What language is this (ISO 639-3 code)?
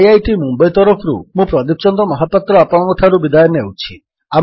ori